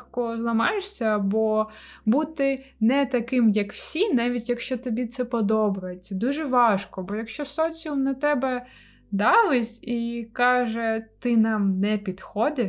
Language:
Ukrainian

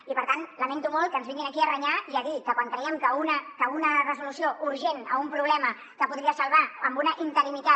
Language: Catalan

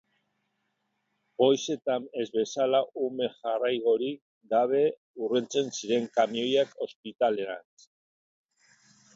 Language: Basque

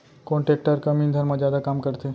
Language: Chhattisgarhi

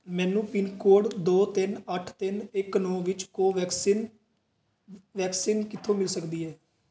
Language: Punjabi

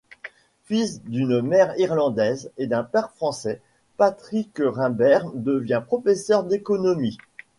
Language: French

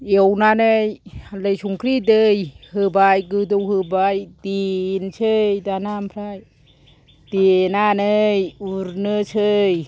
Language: Bodo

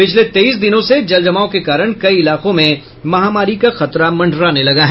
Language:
Hindi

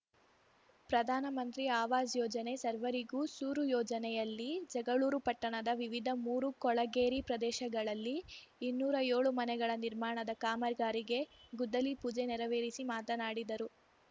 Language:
Kannada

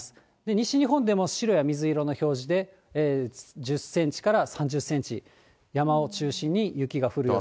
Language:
Japanese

